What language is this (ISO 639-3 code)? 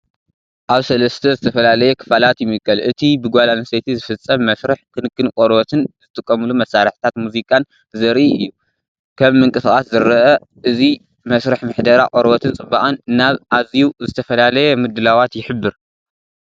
tir